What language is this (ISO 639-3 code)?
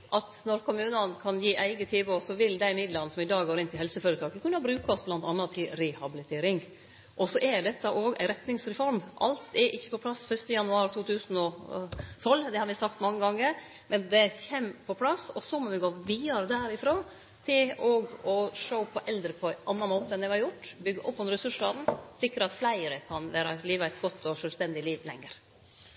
nno